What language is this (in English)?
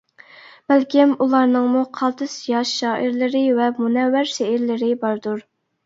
Uyghur